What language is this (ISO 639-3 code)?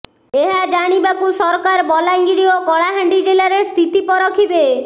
ori